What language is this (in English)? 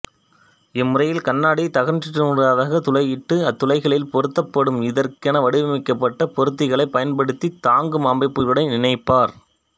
Tamil